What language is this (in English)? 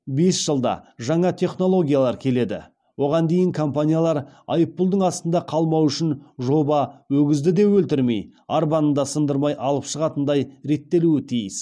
Kazakh